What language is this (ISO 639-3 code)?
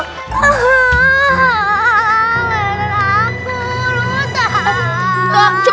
ind